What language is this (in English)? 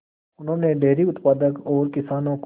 Hindi